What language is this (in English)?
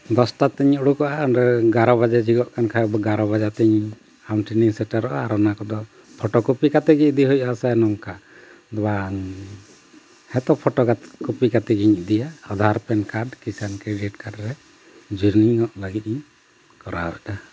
Santali